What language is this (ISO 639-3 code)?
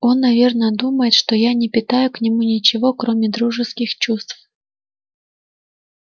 rus